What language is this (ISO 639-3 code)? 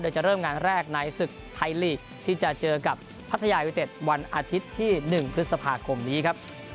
tha